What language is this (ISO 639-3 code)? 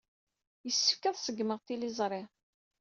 kab